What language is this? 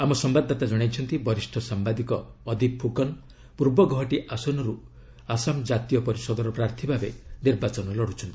Odia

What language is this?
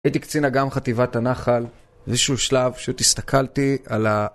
Hebrew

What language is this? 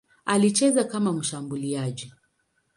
Swahili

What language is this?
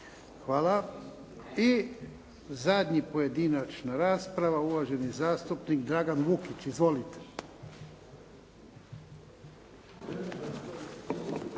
Croatian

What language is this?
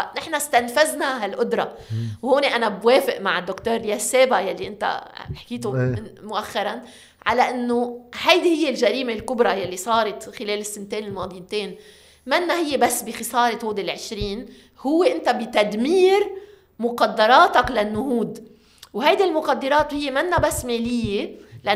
Arabic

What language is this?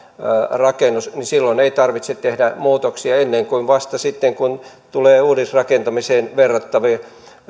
Finnish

